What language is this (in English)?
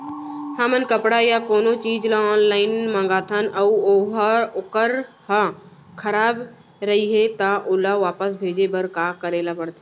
Chhattisgarhi